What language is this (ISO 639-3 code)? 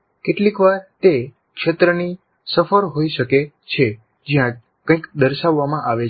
guj